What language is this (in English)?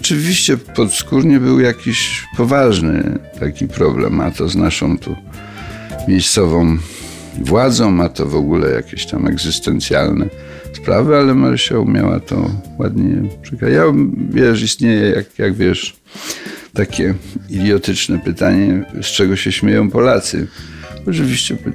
Polish